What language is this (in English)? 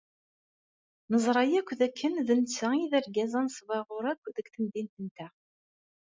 Kabyle